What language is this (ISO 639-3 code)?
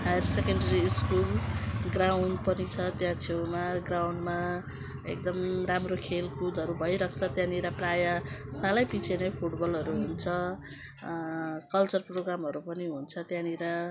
nep